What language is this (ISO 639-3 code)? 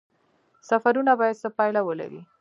pus